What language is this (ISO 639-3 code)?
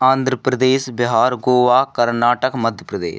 hin